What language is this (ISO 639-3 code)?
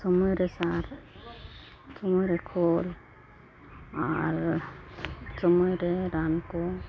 sat